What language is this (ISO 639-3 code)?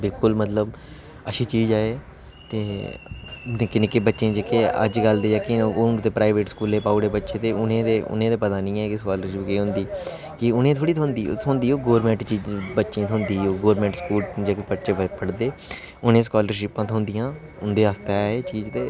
doi